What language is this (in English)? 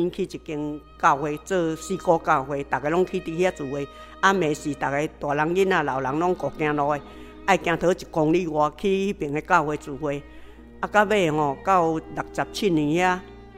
Chinese